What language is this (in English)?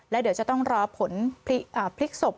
Thai